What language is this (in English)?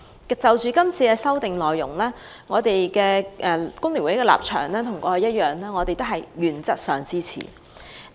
Cantonese